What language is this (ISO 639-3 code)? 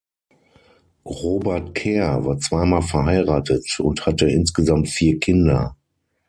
deu